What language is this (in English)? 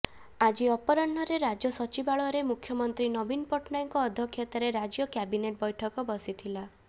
Odia